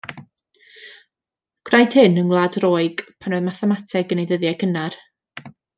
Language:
Welsh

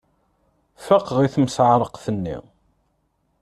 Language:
Kabyle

